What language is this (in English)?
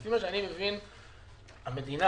Hebrew